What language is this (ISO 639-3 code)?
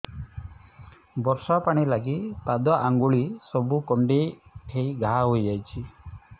ori